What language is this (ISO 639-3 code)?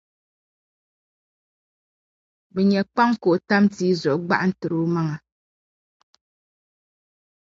dag